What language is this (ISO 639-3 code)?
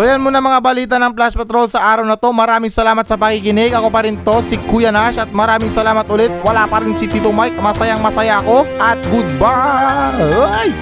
fil